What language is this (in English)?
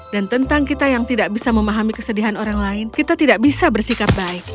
Indonesian